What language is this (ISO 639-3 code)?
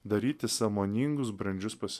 lit